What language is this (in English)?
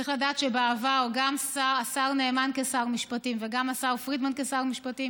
Hebrew